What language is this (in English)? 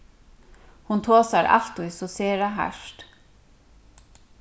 Faroese